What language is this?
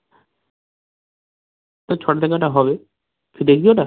Bangla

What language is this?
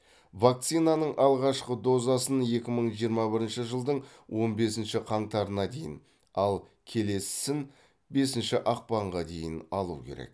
Kazakh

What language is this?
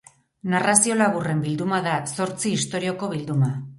Basque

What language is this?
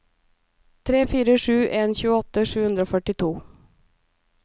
Norwegian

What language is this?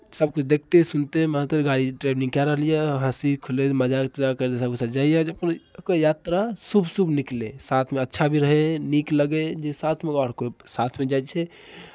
Maithili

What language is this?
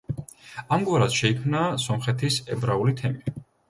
Georgian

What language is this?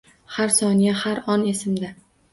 Uzbek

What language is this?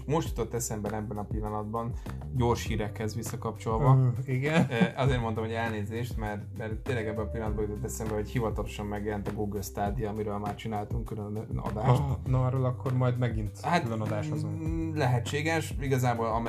Hungarian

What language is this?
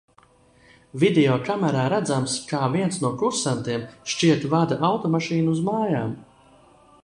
Latvian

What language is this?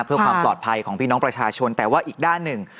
Thai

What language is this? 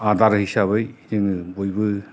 Bodo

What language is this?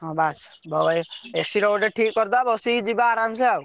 Odia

